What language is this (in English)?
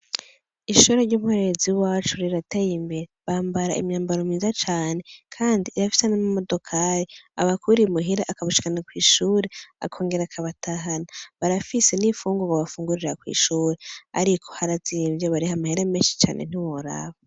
Rundi